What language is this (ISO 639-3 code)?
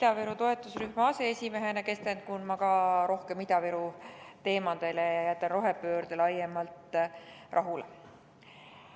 est